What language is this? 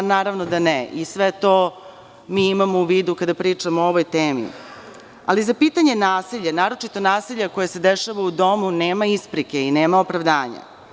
Serbian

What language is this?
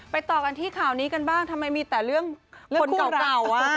Thai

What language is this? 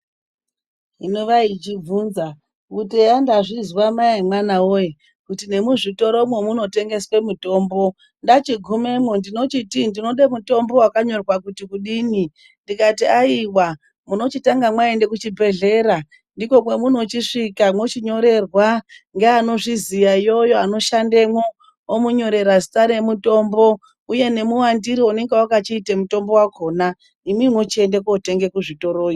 Ndau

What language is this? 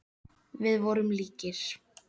Icelandic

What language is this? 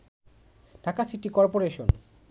Bangla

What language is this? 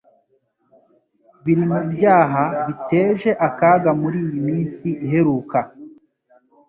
Kinyarwanda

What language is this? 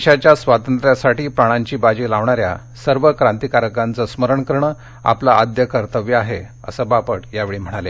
Marathi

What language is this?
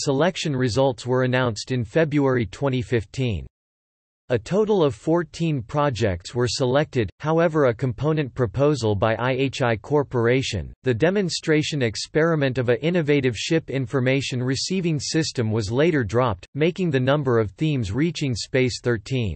English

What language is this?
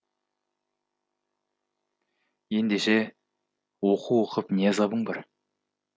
Kazakh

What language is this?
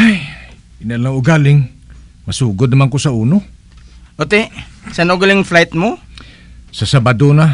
Filipino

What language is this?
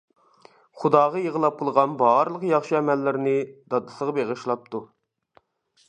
Uyghur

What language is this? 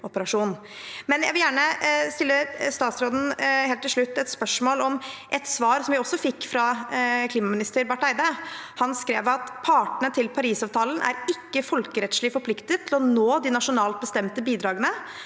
Norwegian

